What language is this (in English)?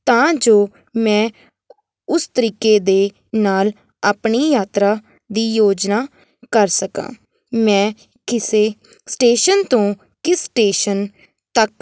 Punjabi